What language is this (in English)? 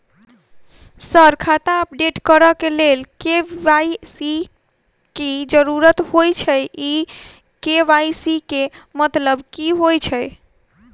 Maithili